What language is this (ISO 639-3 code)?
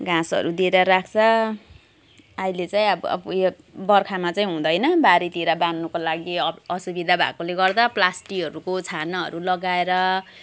nep